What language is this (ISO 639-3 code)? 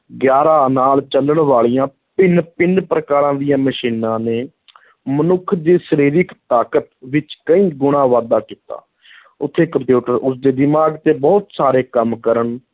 pan